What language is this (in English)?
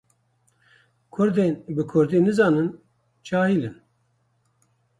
Kurdish